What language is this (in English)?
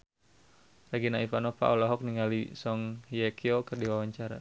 Sundanese